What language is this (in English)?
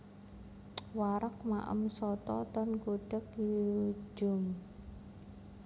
Javanese